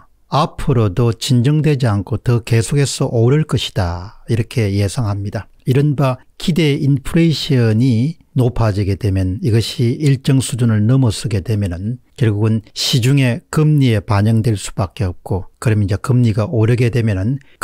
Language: Korean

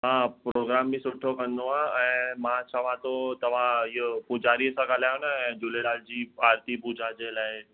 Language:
Sindhi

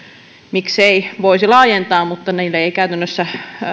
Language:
Finnish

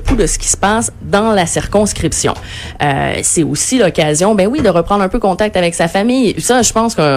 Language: French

